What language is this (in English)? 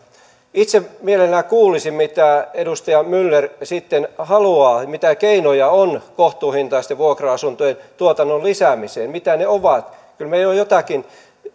Finnish